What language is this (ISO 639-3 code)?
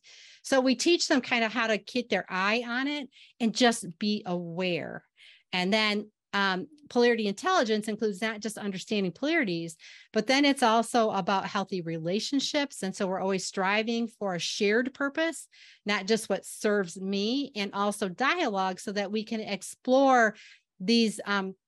eng